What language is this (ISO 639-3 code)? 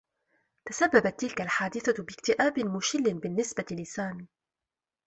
ara